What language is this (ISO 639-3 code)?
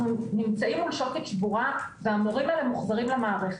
heb